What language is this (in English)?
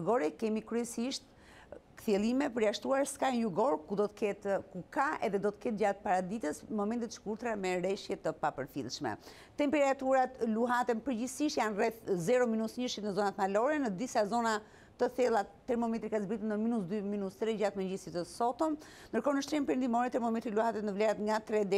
Romanian